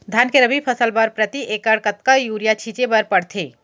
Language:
Chhattisgarhi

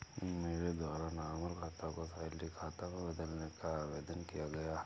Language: Hindi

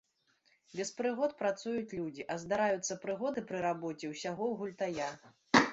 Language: Belarusian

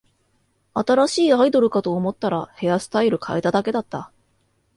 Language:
Japanese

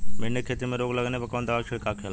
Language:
Bhojpuri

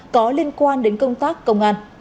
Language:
Vietnamese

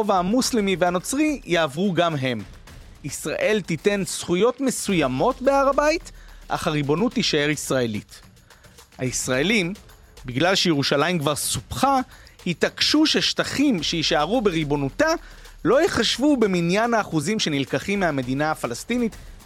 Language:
Hebrew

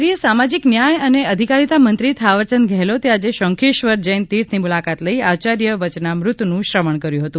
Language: Gujarati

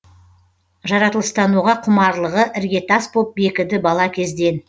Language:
Kazakh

